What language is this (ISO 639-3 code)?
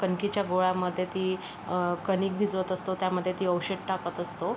mar